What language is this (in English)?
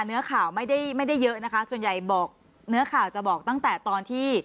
Thai